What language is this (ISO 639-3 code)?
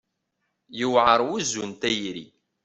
kab